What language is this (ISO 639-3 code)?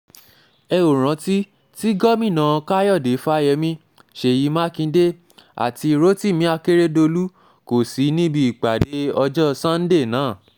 yor